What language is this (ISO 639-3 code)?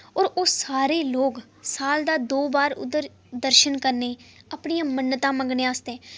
doi